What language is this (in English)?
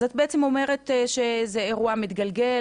Hebrew